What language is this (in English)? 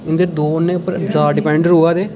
Dogri